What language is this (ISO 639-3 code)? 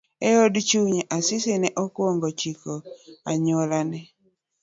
luo